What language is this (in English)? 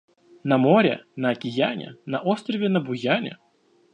Russian